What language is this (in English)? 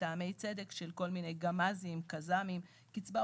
Hebrew